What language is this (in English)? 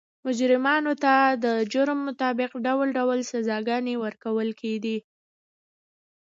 Pashto